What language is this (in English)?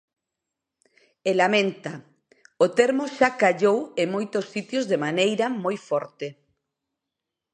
Galician